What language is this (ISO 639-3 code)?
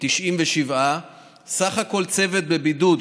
heb